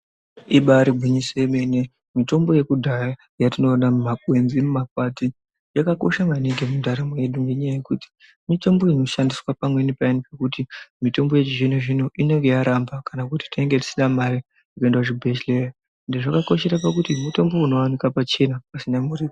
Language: Ndau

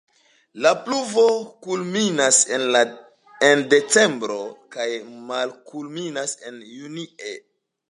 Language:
Esperanto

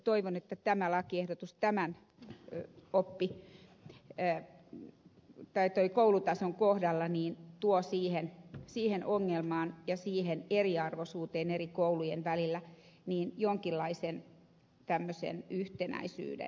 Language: Finnish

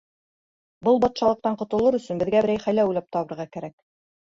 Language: Bashkir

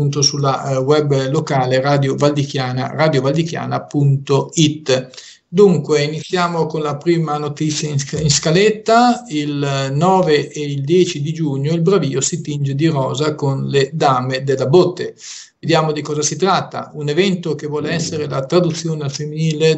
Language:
Italian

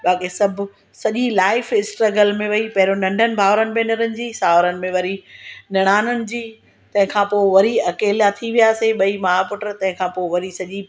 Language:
Sindhi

